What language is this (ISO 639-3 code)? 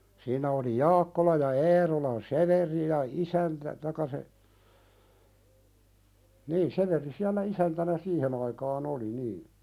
fin